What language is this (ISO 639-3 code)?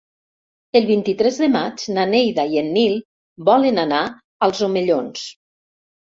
cat